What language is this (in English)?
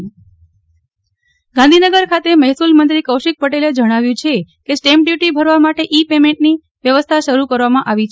Gujarati